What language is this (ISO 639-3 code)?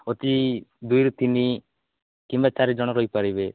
ori